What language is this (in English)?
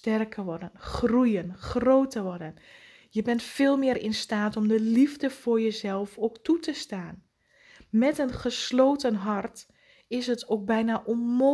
Dutch